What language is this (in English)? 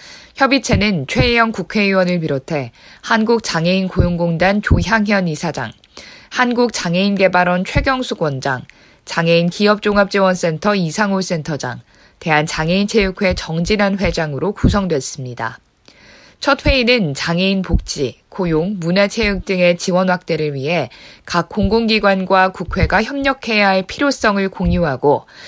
Korean